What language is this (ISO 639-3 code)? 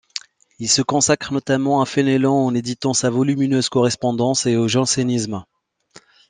fra